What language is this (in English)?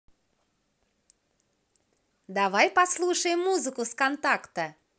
Russian